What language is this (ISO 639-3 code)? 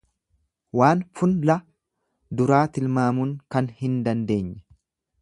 orm